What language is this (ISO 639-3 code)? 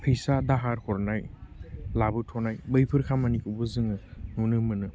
brx